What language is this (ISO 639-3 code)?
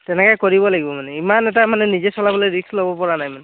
asm